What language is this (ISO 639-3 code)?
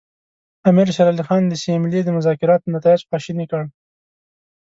pus